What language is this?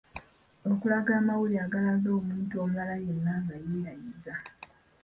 Ganda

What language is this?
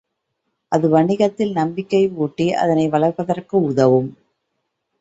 Tamil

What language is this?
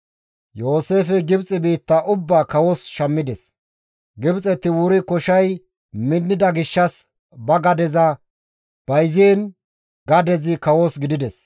Gamo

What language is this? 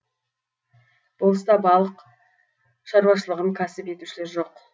Kazakh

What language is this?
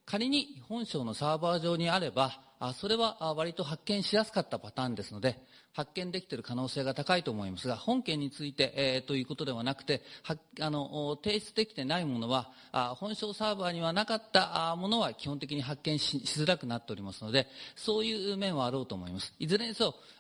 Japanese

